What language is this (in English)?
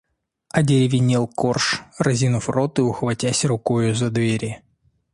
Russian